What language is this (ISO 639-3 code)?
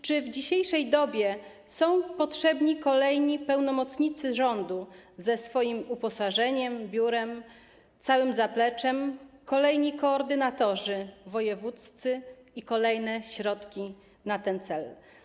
pol